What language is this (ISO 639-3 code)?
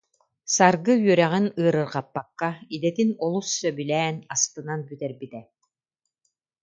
sah